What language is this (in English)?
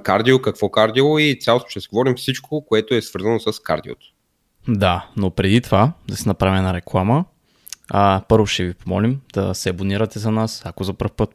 Bulgarian